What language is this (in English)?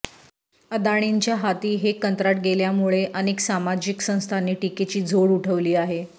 Marathi